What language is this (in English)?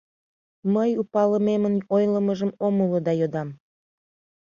Mari